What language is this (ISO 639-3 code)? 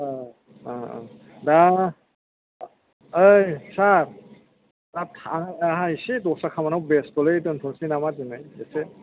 brx